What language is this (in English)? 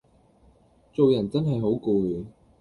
Cantonese